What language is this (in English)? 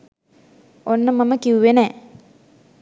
Sinhala